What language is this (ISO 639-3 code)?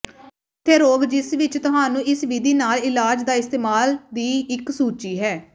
pan